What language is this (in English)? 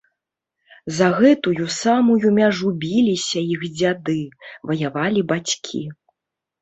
Belarusian